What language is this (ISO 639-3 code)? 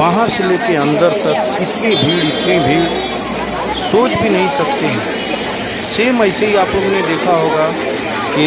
hin